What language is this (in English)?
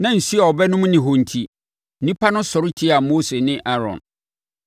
Akan